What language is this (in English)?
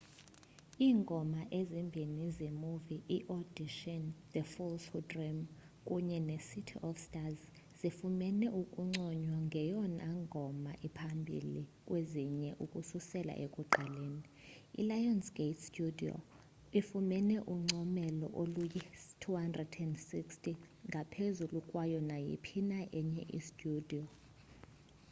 Xhosa